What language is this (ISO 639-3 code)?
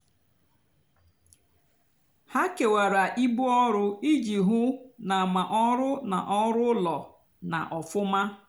ibo